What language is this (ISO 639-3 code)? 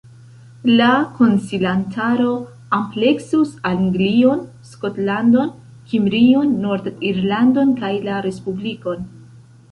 epo